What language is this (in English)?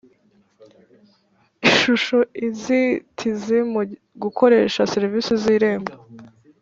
Kinyarwanda